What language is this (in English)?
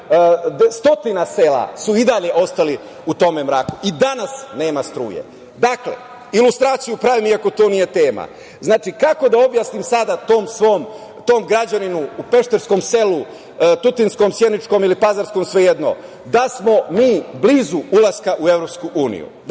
Serbian